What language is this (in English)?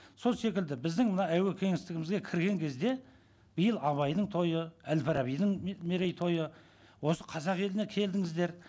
Kazakh